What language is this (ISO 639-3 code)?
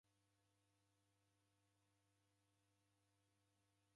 dav